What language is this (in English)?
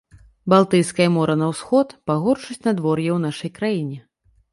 Belarusian